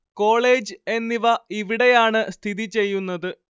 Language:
Malayalam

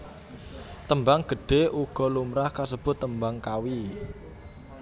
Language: Javanese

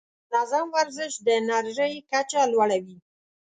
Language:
Pashto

